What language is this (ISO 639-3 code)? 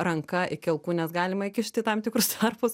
lit